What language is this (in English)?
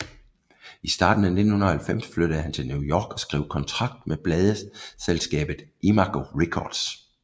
Danish